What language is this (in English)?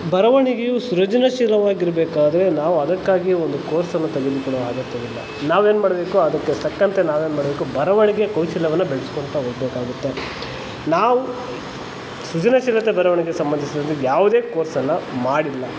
Kannada